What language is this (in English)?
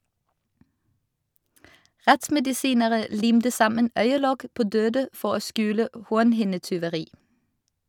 Norwegian